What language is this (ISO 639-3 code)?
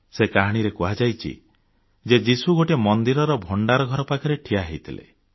ori